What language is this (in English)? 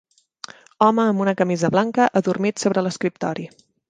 Catalan